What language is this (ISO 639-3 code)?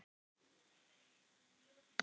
isl